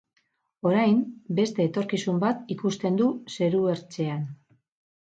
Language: Basque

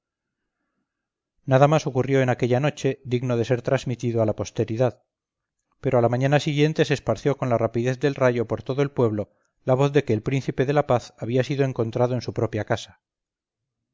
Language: Spanish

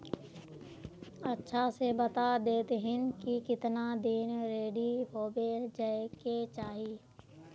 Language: Magahi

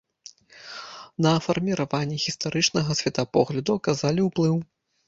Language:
Belarusian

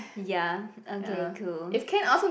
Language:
English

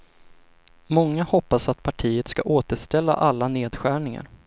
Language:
Swedish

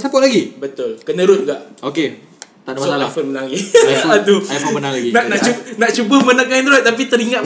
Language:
Malay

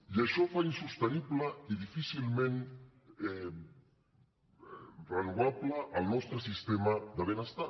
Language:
Catalan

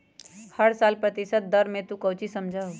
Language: Magahi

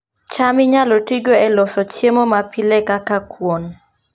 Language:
Luo (Kenya and Tanzania)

